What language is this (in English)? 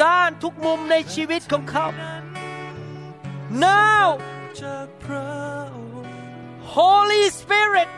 Thai